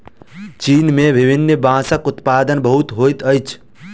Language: Maithili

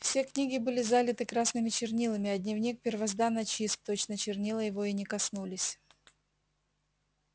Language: Russian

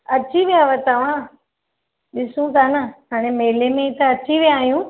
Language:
Sindhi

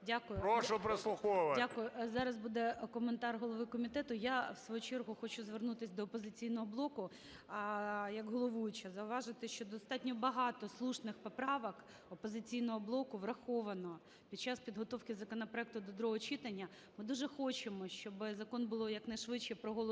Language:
Ukrainian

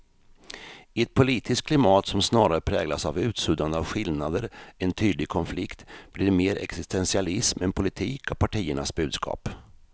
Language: Swedish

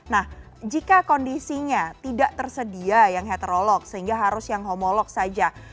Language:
Indonesian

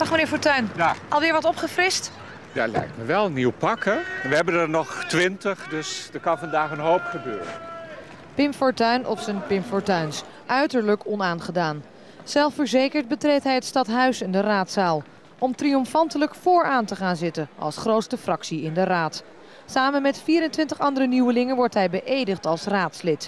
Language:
Dutch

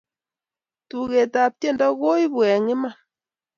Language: Kalenjin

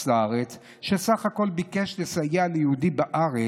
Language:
Hebrew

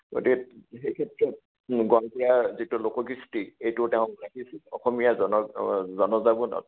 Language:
Assamese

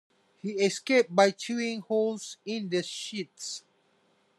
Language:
English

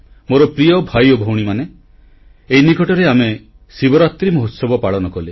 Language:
Odia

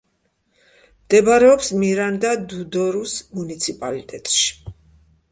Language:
Georgian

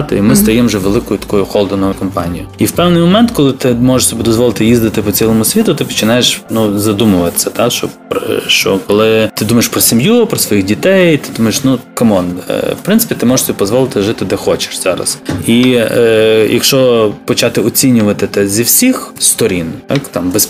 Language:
Ukrainian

